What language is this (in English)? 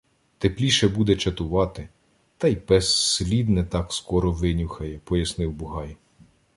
Ukrainian